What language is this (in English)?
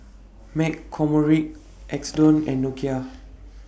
English